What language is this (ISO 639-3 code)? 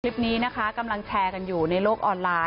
tha